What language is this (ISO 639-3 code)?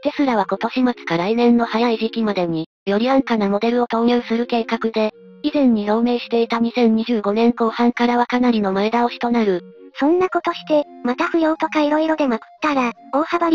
jpn